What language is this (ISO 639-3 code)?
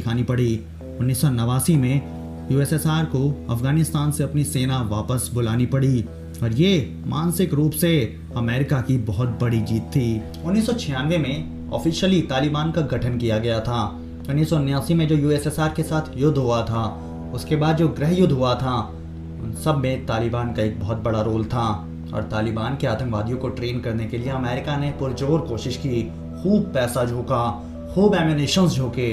hin